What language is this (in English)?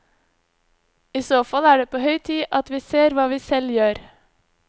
Norwegian